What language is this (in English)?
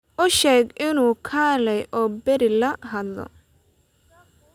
Somali